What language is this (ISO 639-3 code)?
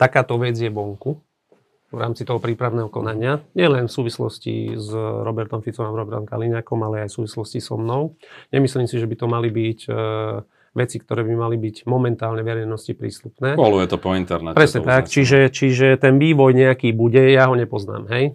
slk